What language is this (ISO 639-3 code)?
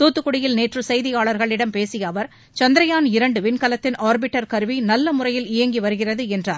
tam